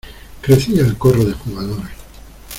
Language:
Spanish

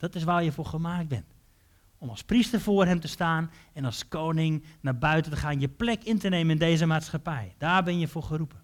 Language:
Dutch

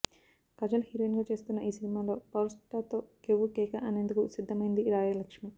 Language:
Telugu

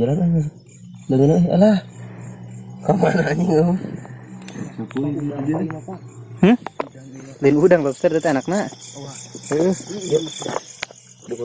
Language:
Indonesian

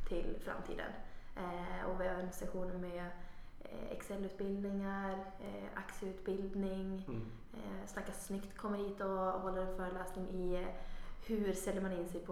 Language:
Swedish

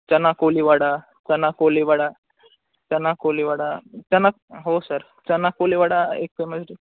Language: Marathi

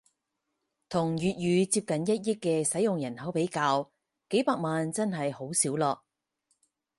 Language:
Cantonese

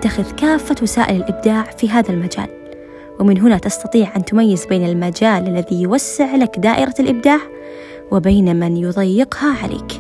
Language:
Arabic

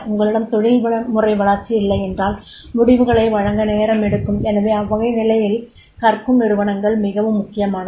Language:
Tamil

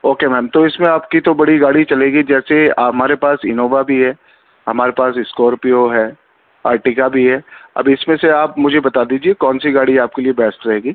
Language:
Urdu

